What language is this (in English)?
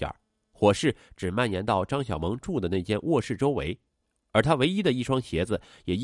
Chinese